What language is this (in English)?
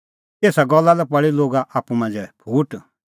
Kullu Pahari